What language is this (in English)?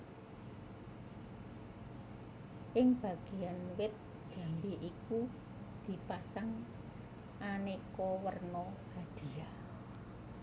Javanese